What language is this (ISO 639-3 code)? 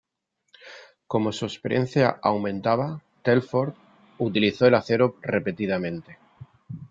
spa